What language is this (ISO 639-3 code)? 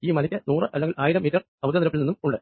mal